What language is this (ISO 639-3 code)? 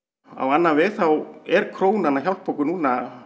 isl